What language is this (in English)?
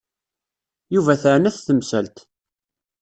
Kabyle